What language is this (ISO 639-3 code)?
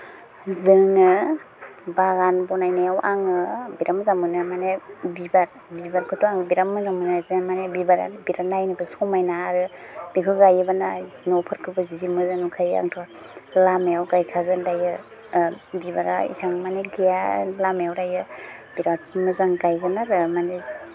brx